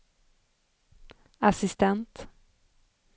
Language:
Swedish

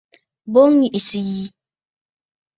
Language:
Bafut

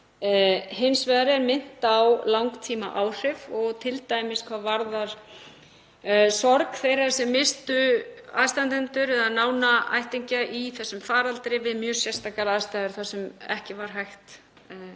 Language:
Icelandic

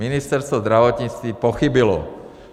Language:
Czech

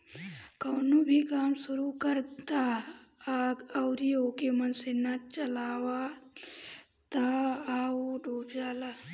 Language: Bhojpuri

